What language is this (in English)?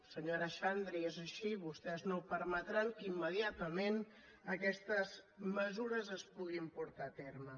Catalan